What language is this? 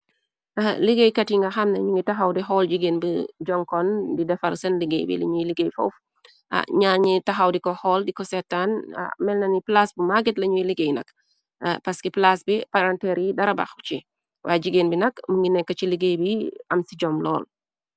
Wolof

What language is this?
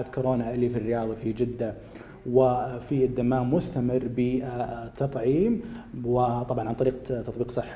Arabic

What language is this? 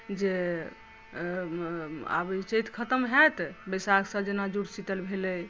Maithili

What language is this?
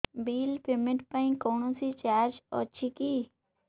Odia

